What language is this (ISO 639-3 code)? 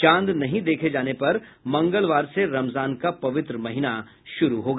hin